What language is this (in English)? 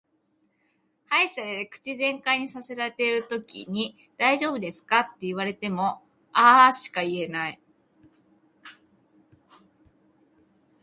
Japanese